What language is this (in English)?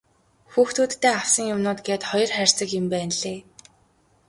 Mongolian